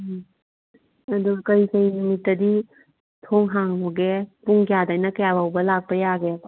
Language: Manipuri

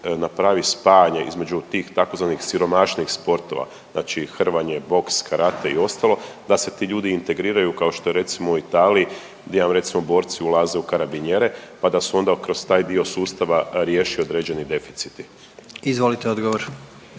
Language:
Croatian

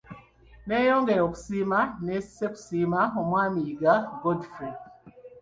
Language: Ganda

